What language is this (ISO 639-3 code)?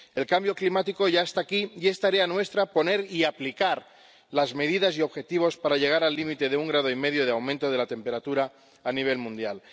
spa